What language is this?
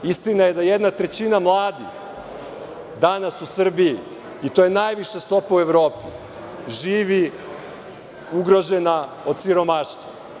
Serbian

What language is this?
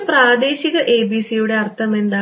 Malayalam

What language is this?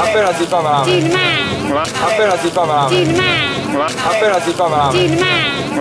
Italian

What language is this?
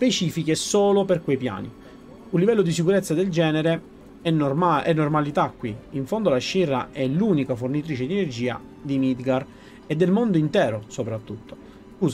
Italian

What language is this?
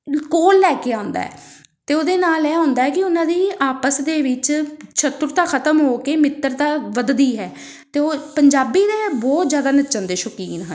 Punjabi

